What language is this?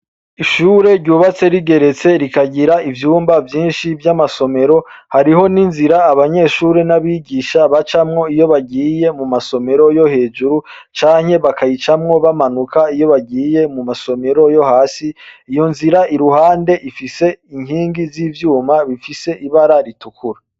Rundi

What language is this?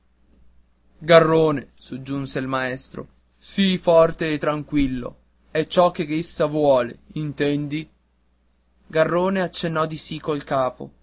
Italian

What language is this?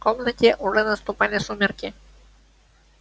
Russian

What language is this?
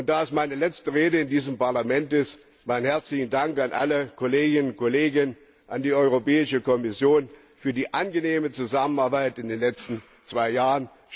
German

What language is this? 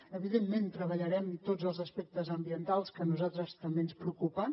Catalan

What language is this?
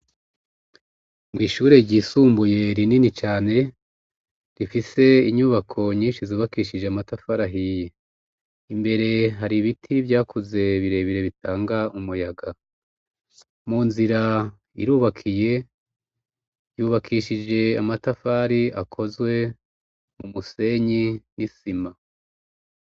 Rundi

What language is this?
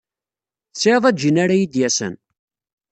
Kabyle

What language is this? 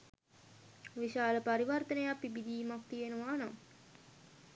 Sinhala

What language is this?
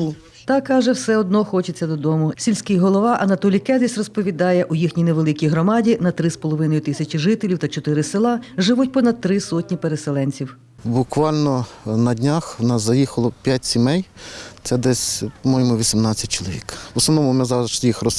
Ukrainian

